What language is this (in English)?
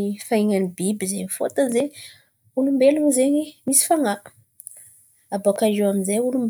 Antankarana Malagasy